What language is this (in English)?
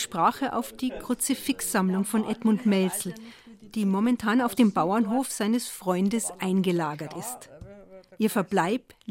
German